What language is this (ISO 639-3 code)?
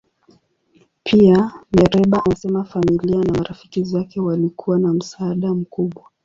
swa